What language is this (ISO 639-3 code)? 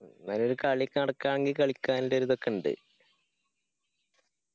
mal